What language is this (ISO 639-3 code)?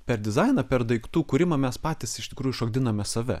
lit